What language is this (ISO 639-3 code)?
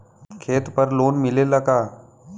bho